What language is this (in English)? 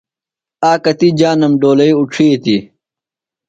Phalura